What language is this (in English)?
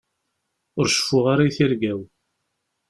Kabyle